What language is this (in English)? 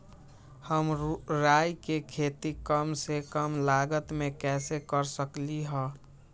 Magahi